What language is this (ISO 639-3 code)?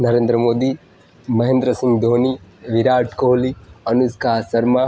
guj